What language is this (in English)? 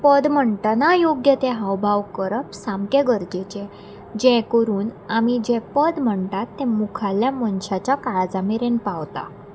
Konkani